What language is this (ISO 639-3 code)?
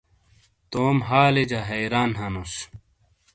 scl